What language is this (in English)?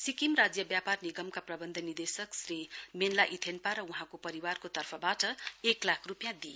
Nepali